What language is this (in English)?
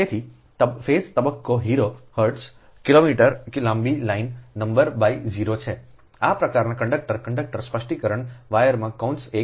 Gujarati